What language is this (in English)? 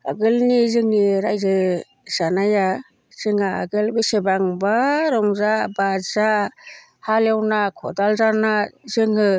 Bodo